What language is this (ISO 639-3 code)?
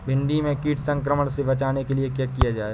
hin